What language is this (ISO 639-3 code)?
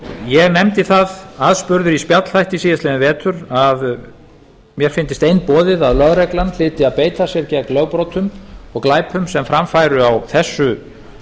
isl